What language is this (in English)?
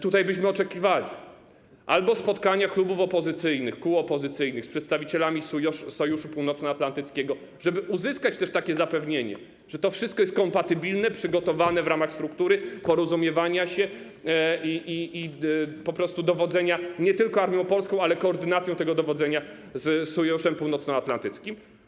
Polish